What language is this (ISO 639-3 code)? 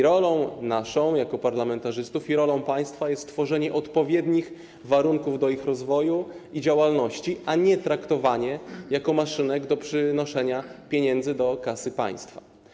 pol